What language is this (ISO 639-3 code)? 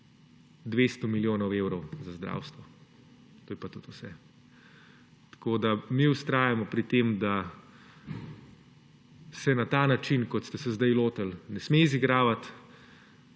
slv